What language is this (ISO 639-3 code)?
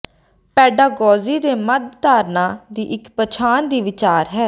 pan